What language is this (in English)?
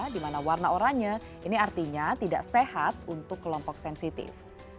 Indonesian